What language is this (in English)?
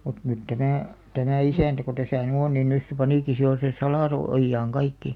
Finnish